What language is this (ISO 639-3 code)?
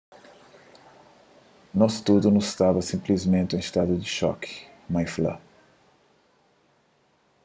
kea